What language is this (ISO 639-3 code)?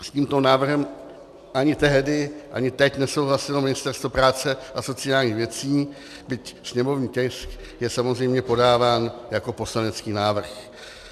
ces